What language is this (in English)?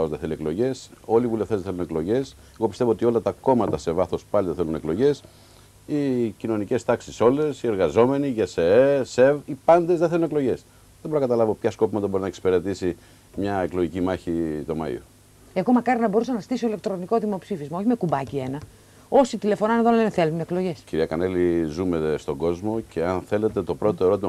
Greek